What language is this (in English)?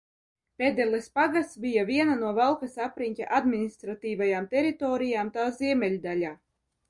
Latvian